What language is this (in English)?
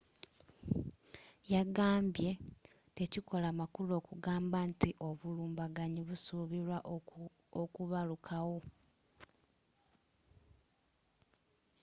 Ganda